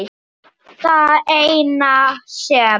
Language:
Icelandic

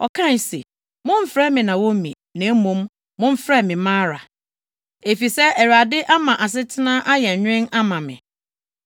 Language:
Akan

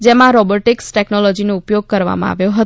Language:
Gujarati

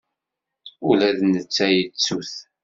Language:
Kabyle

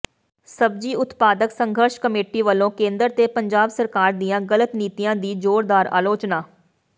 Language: Punjabi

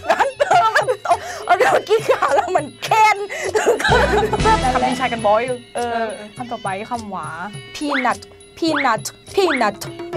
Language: Thai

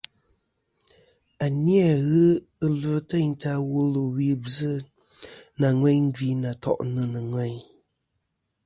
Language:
Kom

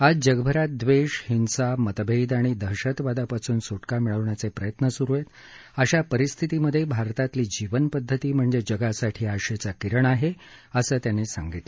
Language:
Marathi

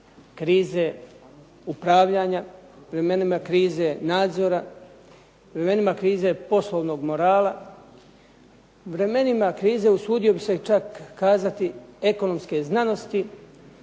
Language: Croatian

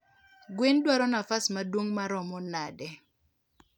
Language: Luo (Kenya and Tanzania)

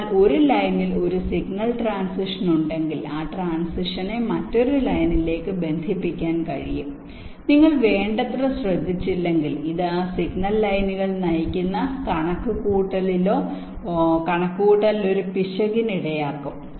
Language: Malayalam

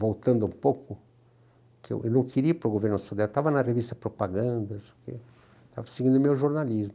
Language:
Portuguese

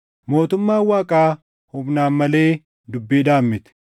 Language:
Oromo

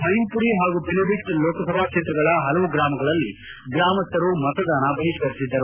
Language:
Kannada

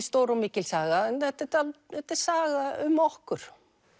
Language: Icelandic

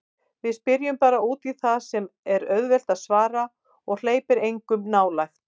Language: Icelandic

